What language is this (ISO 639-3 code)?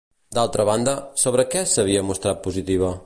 cat